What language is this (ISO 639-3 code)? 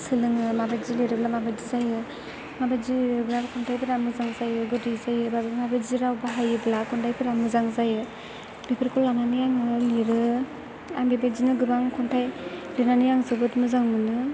brx